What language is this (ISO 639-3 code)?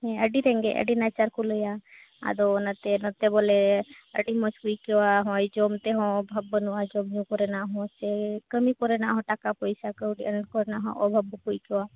sat